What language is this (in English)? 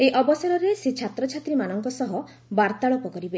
Odia